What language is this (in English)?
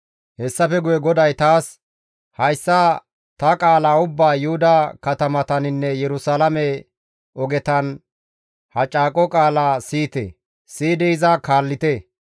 Gamo